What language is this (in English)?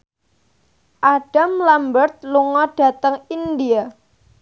Javanese